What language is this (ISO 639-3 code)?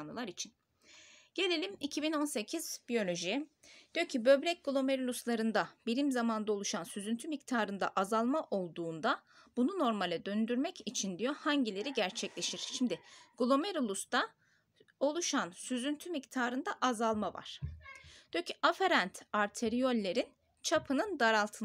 tur